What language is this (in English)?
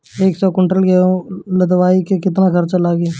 Bhojpuri